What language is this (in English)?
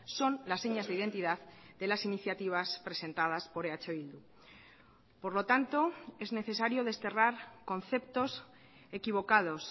Spanish